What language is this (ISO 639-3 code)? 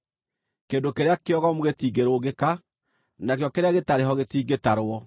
kik